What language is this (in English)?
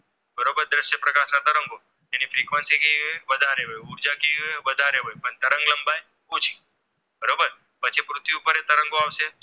Gujarati